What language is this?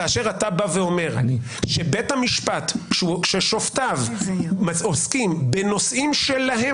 Hebrew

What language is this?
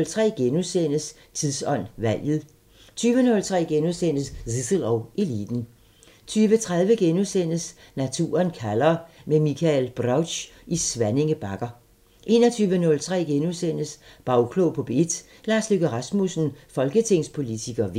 Danish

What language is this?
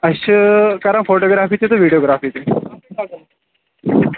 Kashmiri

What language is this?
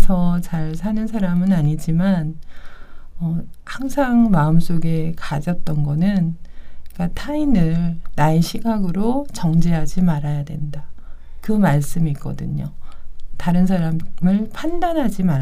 Korean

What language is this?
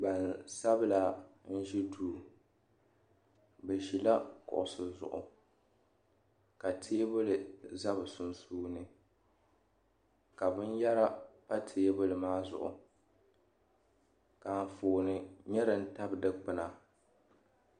Dagbani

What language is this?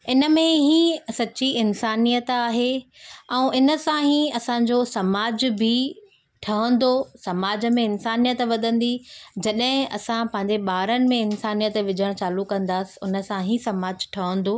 Sindhi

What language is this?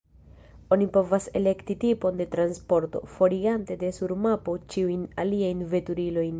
Esperanto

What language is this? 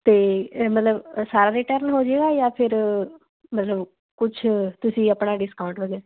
Punjabi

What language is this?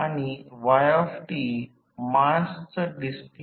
Marathi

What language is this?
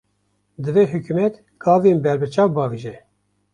Kurdish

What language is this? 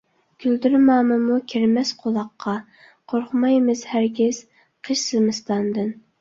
Uyghur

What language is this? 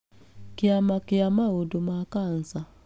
Kikuyu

